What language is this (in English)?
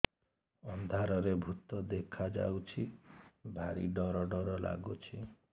Odia